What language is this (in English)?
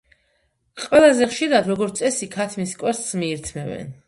Georgian